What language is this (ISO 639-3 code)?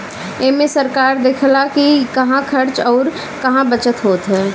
bho